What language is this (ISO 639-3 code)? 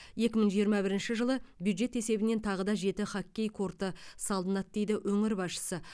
kaz